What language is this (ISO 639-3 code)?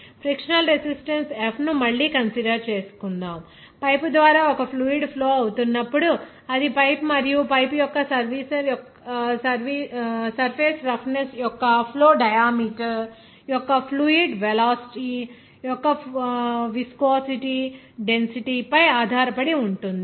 tel